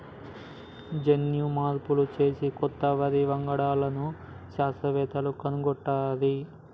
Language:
Telugu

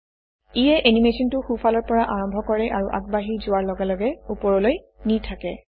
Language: Assamese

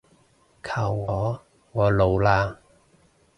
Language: Cantonese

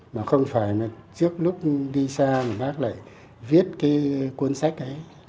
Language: Vietnamese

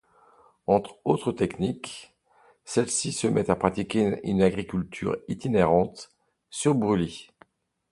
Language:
French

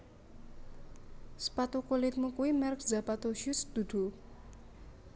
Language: Javanese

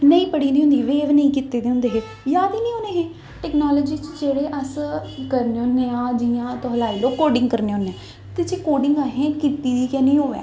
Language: Dogri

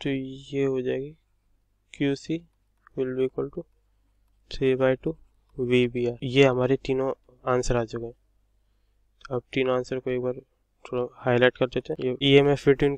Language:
Hindi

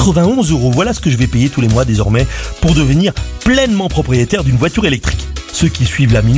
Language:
French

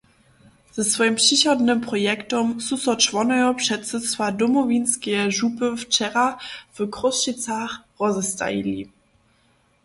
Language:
Upper Sorbian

